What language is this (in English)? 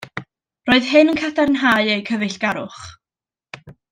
Welsh